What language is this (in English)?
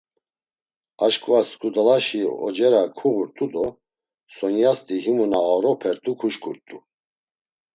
Laz